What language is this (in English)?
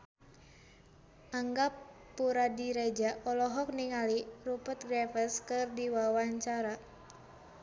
Sundanese